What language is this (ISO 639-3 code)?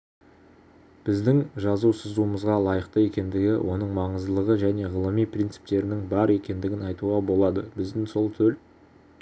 kaz